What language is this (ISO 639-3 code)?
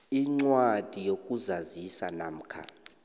nbl